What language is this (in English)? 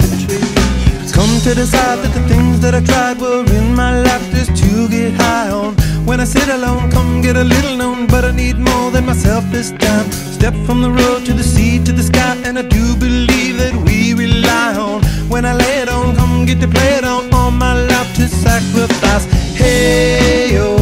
English